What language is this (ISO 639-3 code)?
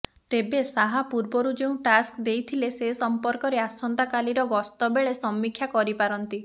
ori